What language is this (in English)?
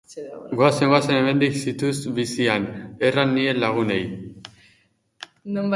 Basque